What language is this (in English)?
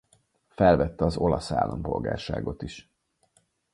Hungarian